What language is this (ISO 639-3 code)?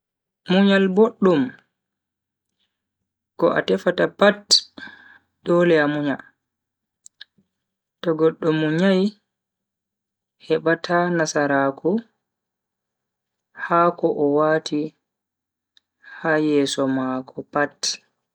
fui